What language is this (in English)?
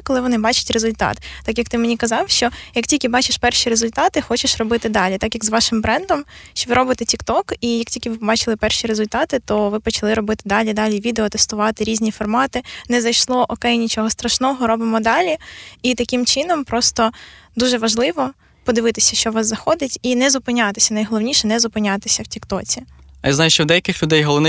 Ukrainian